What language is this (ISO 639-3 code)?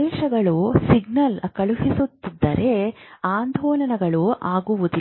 kan